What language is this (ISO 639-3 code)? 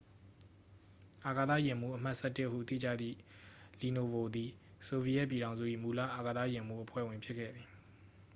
mya